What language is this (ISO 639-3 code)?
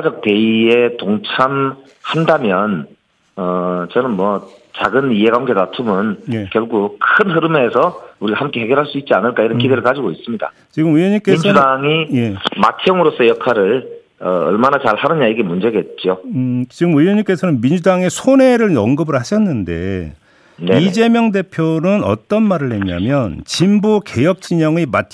kor